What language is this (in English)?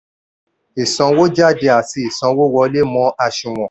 Yoruba